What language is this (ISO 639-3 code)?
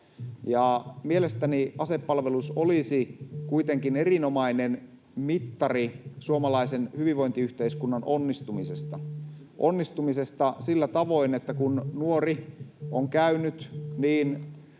fin